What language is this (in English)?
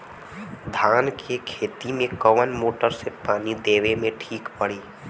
Bhojpuri